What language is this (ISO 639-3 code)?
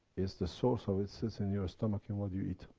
eng